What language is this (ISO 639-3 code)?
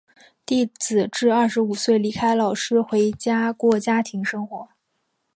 zho